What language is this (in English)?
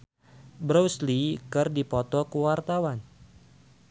Sundanese